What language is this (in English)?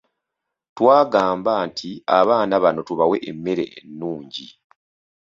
Ganda